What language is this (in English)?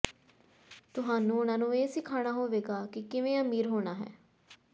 Punjabi